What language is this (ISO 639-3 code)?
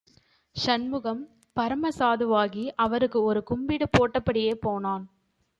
tam